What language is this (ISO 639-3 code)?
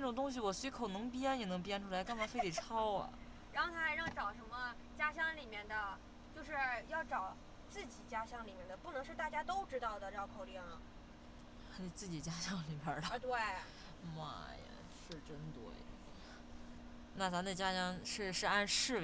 zho